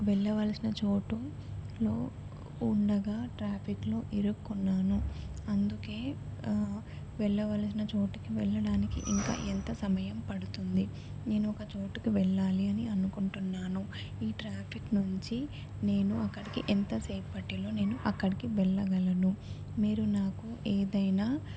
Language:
Telugu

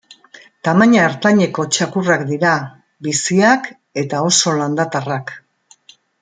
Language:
Basque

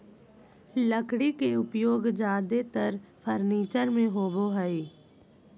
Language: Magahi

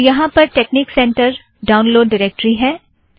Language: Hindi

